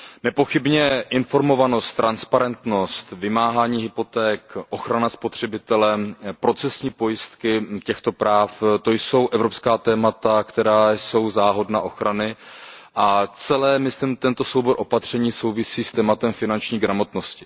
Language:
Czech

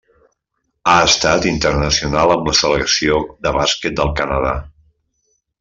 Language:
Catalan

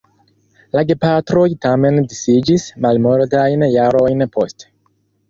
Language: Esperanto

